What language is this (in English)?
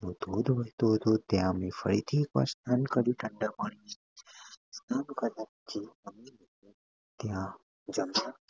Gujarati